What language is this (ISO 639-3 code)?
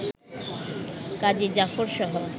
ben